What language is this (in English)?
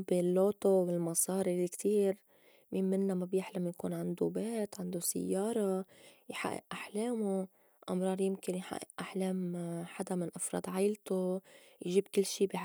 North Levantine Arabic